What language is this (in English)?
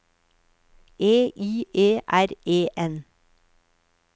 Norwegian